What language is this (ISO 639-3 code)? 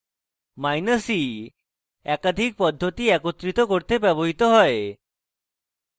ben